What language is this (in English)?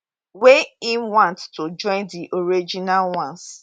Nigerian Pidgin